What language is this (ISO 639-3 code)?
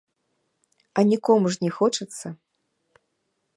bel